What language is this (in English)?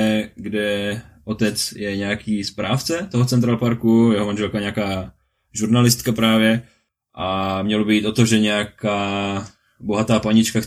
Czech